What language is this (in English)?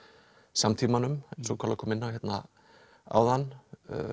Icelandic